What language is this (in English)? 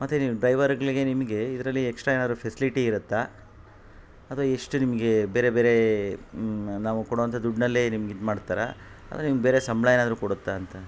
Kannada